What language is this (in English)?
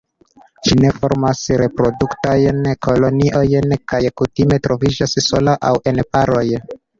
Esperanto